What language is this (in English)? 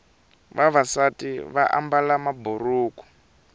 Tsonga